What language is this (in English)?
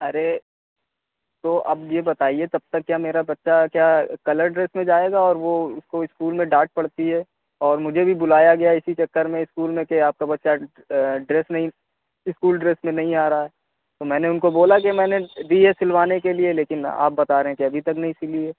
Urdu